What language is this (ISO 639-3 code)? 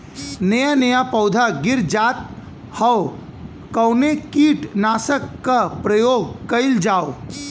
bho